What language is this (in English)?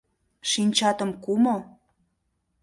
Mari